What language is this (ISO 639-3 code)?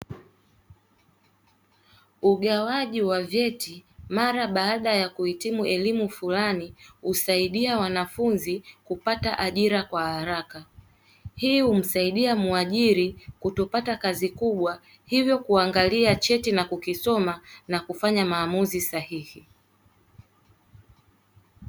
swa